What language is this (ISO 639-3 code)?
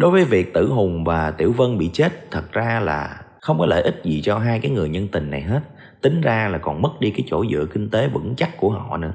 vie